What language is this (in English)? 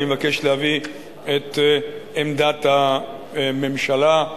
Hebrew